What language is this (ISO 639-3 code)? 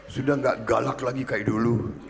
ind